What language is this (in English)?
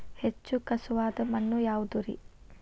Kannada